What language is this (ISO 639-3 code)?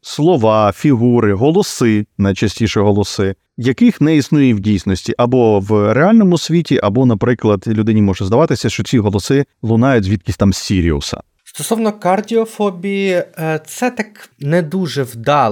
ukr